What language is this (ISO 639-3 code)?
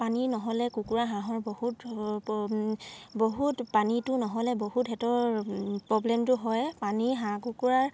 asm